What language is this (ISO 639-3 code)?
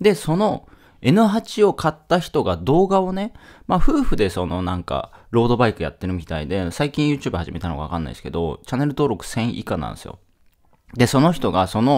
jpn